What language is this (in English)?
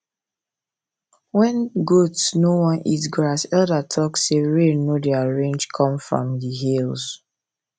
Nigerian Pidgin